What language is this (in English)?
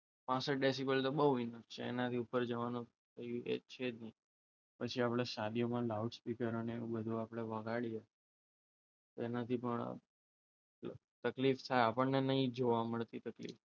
Gujarati